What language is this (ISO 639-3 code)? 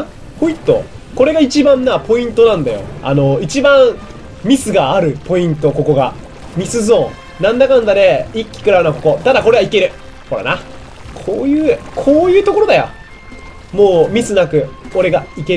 jpn